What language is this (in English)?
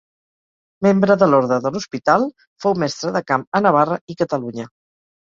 Catalan